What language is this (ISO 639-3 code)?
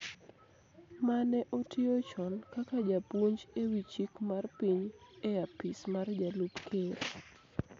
luo